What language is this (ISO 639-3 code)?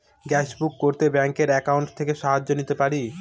ben